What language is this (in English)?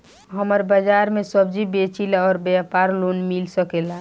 Bhojpuri